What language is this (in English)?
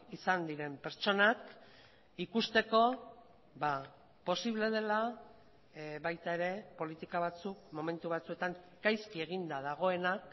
Basque